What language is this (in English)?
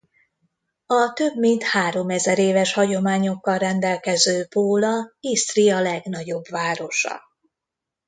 Hungarian